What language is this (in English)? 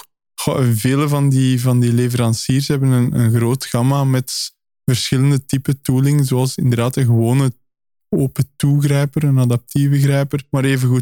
Dutch